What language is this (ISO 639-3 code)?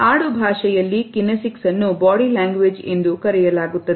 kan